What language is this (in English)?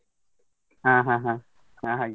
Kannada